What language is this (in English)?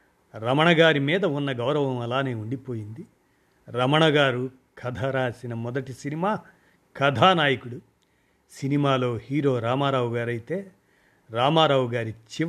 Telugu